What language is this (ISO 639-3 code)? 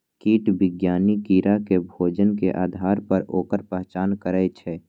mai